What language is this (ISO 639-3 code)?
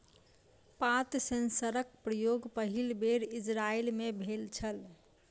mai